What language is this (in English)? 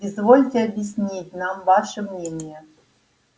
Russian